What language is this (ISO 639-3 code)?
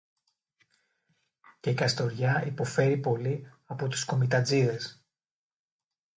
ell